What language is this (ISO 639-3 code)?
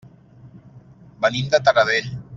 cat